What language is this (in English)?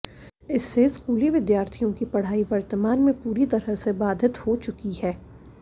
Hindi